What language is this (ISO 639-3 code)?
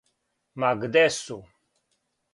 srp